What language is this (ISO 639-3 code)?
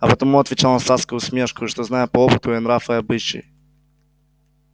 rus